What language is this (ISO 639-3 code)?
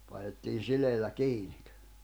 fin